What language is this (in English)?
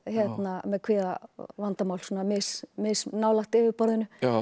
Icelandic